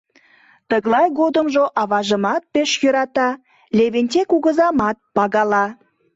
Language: Mari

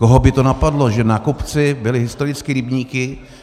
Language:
Czech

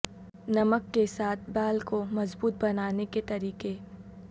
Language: Urdu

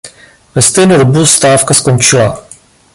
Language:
Czech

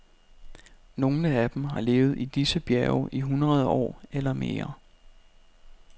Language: Danish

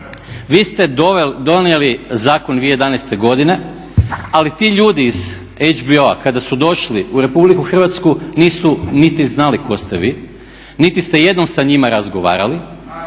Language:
Croatian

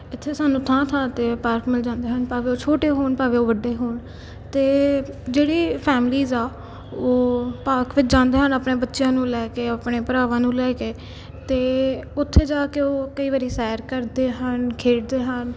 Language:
Punjabi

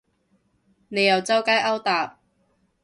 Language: Cantonese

